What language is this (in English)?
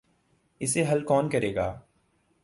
Urdu